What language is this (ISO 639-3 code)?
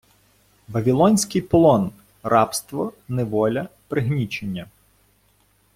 ukr